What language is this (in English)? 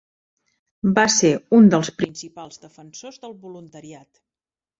Catalan